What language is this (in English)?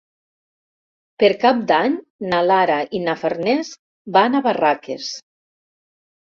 Catalan